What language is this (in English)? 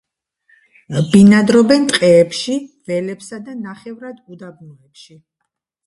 Georgian